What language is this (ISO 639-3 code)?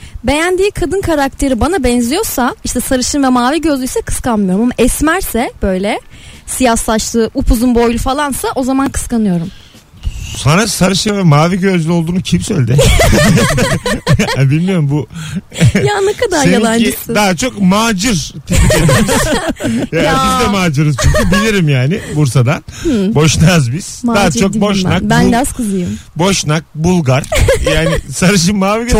tur